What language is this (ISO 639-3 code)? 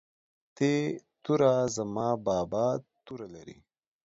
pus